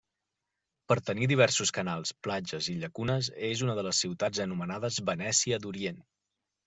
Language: Catalan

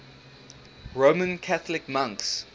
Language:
English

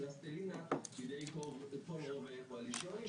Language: Hebrew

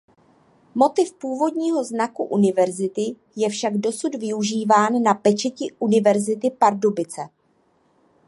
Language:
Czech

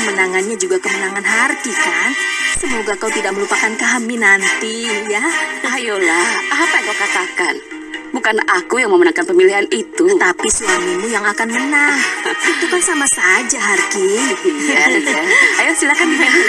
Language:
Indonesian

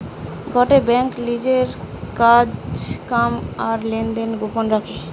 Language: Bangla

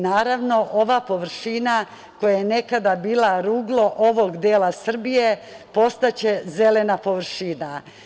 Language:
Serbian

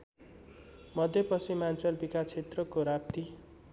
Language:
Nepali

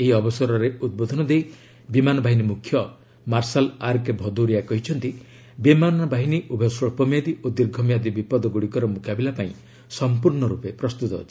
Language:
Odia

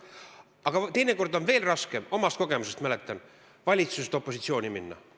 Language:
Estonian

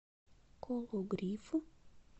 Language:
Russian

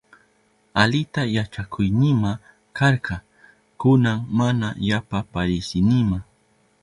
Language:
Southern Pastaza Quechua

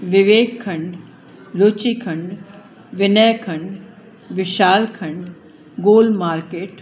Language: Sindhi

